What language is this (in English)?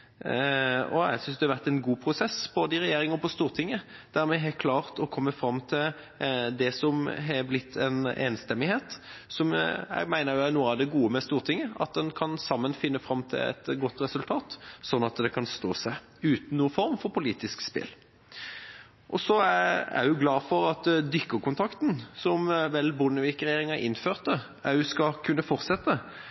Norwegian Bokmål